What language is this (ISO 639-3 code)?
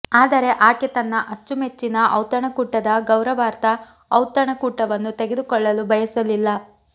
kan